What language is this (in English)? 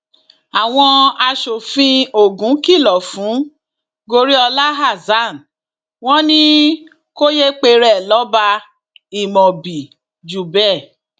Yoruba